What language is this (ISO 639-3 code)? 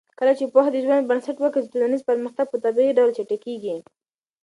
pus